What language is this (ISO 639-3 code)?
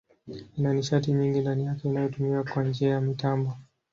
swa